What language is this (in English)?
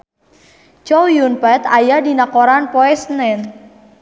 Sundanese